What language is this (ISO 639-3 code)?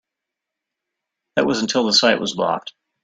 eng